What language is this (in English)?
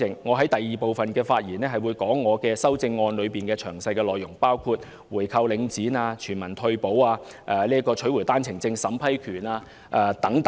Cantonese